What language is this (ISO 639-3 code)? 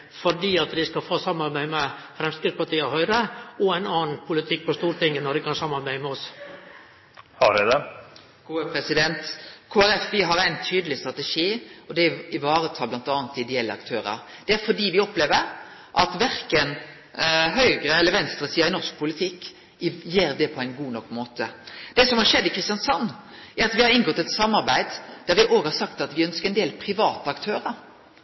nno